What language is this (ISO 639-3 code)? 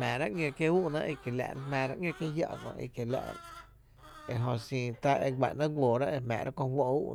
cte